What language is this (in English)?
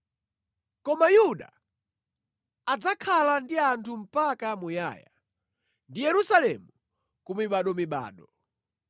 Nyanja